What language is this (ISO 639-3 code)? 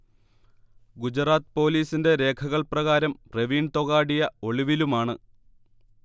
mal